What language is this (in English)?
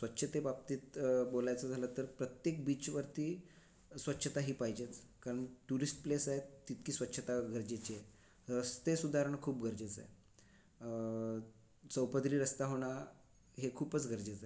Marathi